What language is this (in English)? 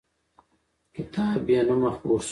Pashto